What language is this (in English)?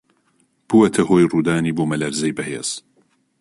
Central Kurdish